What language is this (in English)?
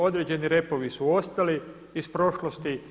Croatian